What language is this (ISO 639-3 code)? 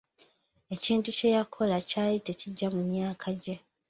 lug